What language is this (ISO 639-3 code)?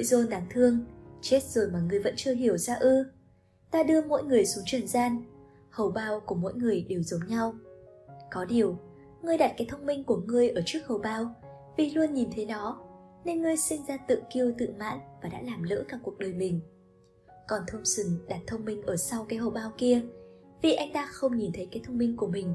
vie